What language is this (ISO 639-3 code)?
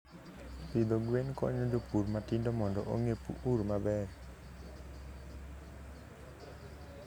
luo